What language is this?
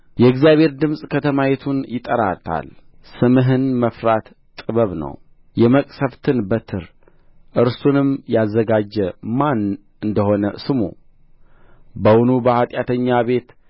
Amharic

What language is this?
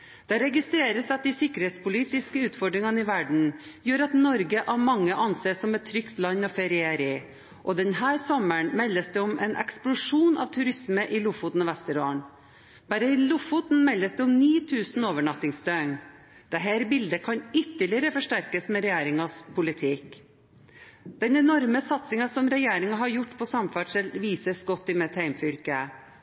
Norwegian Bokmål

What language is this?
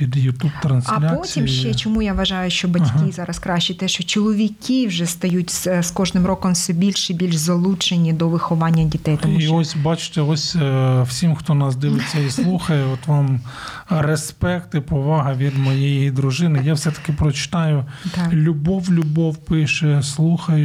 Ukrainian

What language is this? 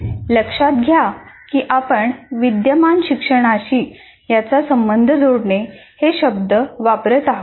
Marathi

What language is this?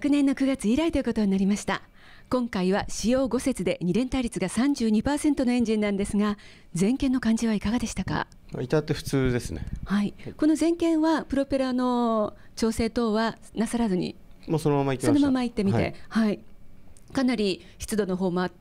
Japanese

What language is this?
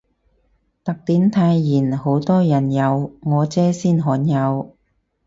Cantonese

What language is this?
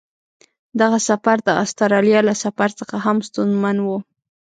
Pashto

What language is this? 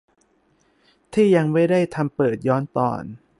Thai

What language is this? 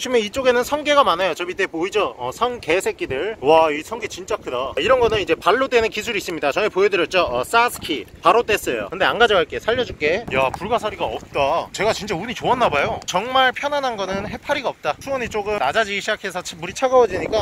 Korean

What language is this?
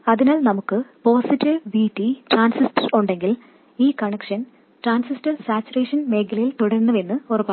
Malayalam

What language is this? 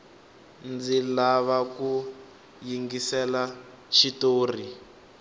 Tsonga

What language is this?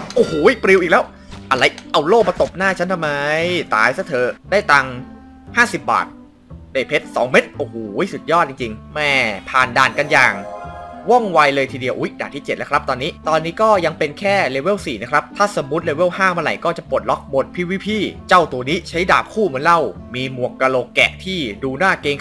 Thai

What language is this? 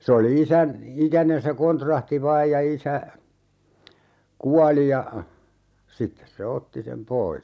Finnish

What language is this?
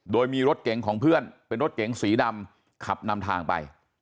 Thai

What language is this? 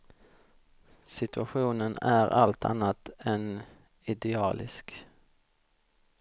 Swedish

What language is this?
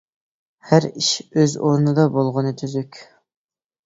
Uyghur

